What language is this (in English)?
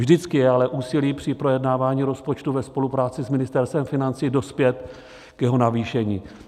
Czech